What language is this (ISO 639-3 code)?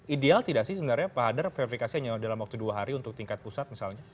ind